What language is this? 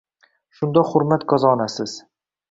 Uzbek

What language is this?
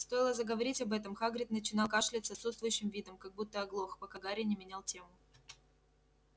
Russian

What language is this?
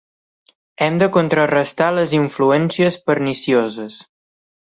Catalan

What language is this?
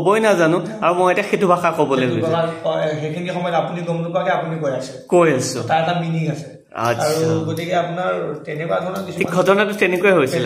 Bangla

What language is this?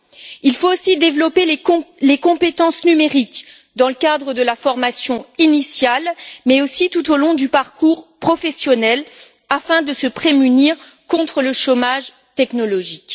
French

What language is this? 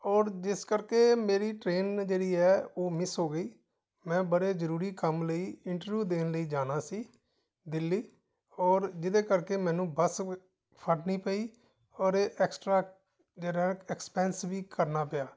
Punjabi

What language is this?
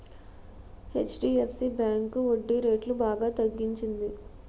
Telugu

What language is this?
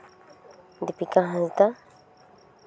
Santali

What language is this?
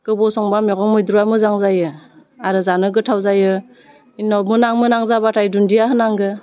Bodo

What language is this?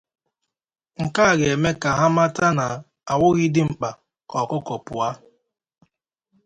Igbo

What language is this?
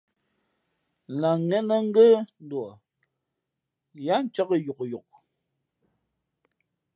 Fe'fe'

